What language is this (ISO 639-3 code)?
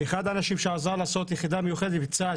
heb